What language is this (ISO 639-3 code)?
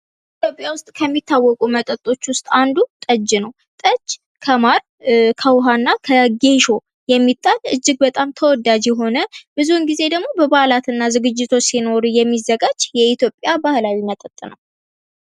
amh